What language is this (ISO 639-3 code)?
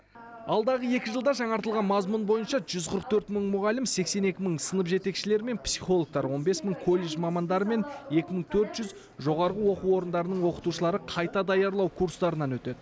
kaz